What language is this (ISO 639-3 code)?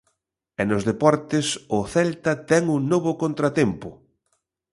glg